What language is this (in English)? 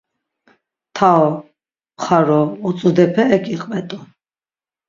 Laz